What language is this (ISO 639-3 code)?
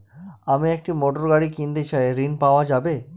ben